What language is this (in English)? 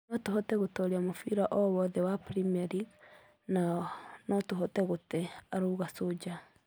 Kikuyu